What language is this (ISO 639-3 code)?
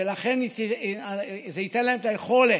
heb